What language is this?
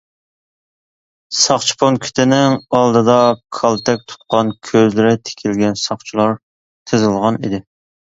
Uyghur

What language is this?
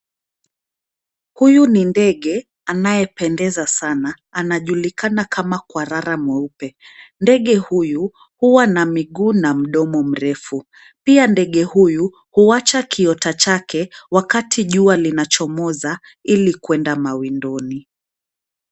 Swahili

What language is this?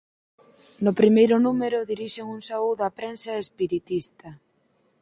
Galician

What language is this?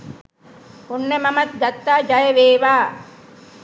Sinhala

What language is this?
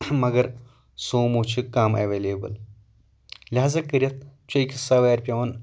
Kashmiri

